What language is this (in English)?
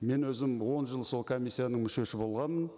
Kazakh